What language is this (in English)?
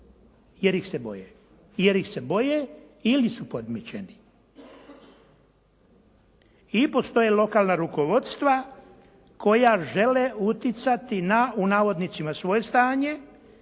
Croatian